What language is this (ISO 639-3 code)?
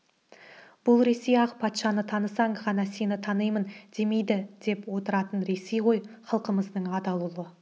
kaz